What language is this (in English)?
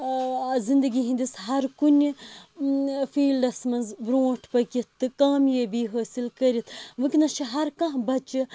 Kashmiri